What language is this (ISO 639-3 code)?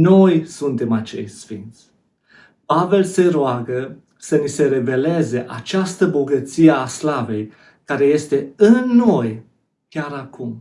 ron